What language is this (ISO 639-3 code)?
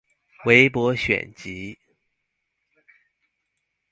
zho